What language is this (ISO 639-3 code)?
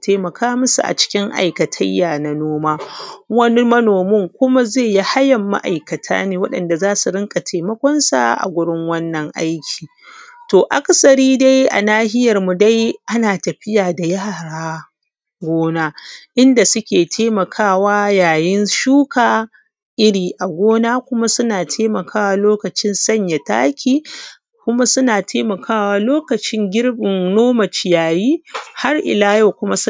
hau